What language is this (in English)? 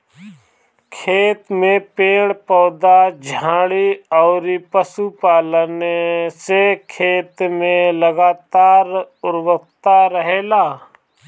Bhojpuri